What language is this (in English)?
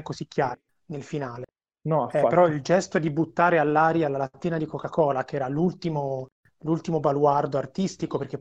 Italian